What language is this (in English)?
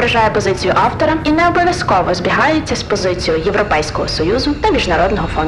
Ukrainian